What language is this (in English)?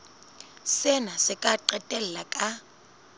Southern Sotho